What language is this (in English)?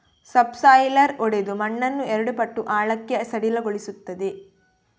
Kannada